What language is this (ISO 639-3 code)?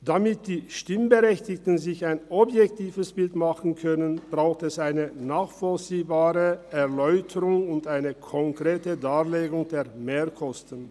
gsw